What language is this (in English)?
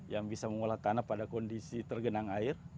Indonesian